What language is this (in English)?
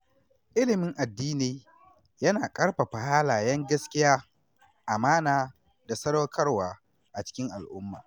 Hausa